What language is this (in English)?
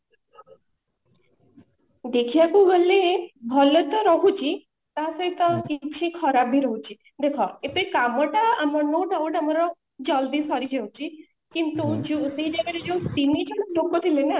Odia